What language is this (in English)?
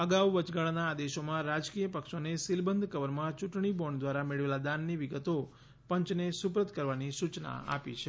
Gujarati